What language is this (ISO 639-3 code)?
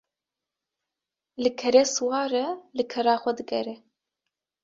kur